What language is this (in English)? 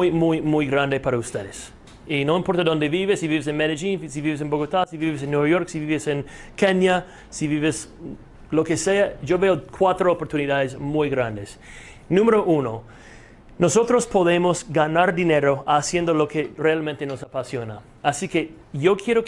Spanish